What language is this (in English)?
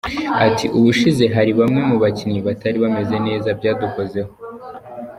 Kinyarwanda